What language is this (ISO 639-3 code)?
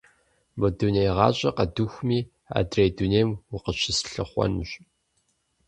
kbd